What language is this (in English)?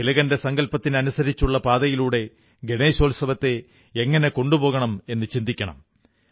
Malayalam